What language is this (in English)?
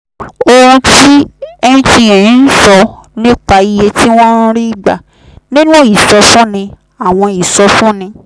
Yoruba